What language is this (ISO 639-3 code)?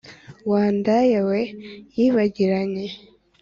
kin